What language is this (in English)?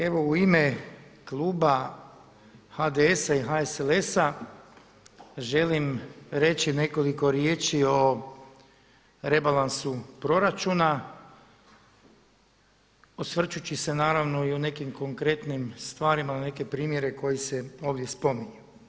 Croatian